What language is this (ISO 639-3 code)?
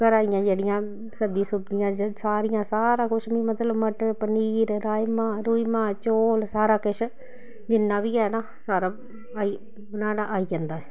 doi